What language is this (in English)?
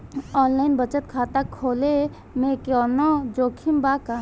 Bhojpuri